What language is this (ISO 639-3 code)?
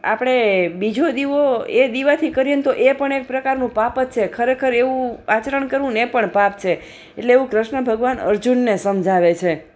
guj